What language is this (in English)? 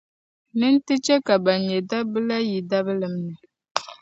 Dagbani